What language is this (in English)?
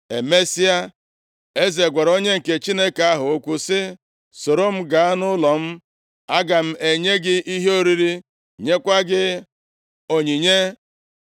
Igbo